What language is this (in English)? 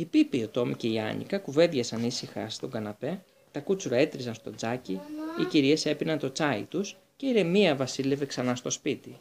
Greek